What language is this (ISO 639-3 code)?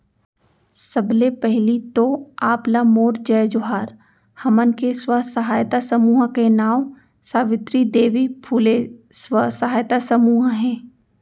hne